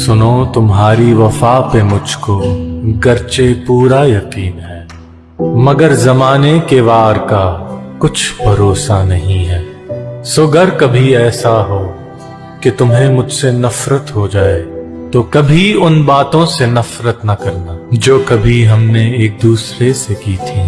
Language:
Urdu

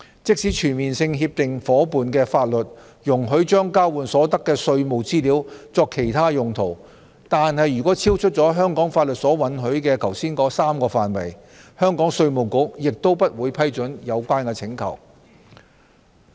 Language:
Cantonese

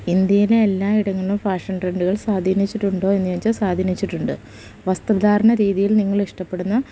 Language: Malayalam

